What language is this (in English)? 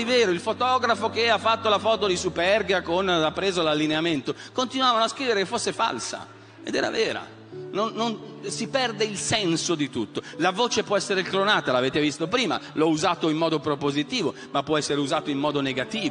Italian